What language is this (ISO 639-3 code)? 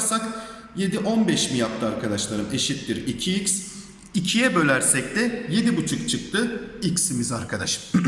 tur